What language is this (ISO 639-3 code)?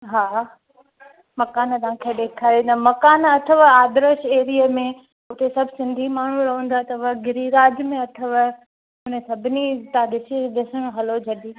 snd